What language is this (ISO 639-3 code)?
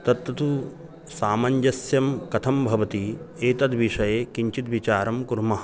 san